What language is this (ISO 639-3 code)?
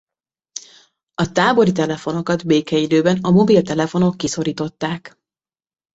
hun